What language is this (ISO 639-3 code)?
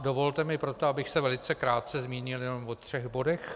ces